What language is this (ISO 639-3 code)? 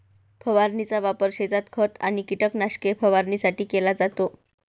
mar